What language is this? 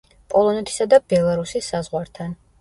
Georgian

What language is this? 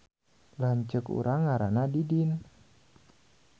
Sundanese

